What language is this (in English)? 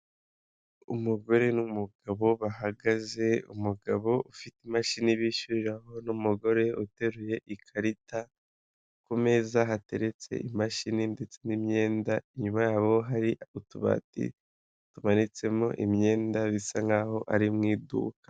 Kinyarwanda